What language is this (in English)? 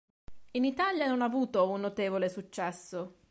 Italian